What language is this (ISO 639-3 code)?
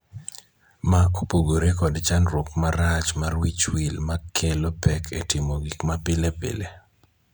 luo